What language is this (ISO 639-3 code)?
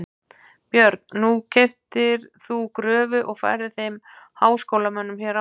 isl